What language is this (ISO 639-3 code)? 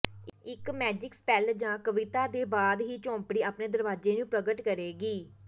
pan